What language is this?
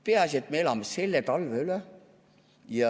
Estonian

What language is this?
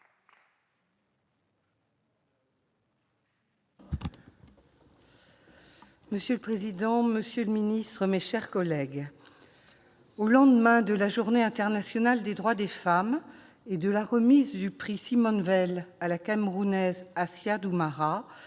French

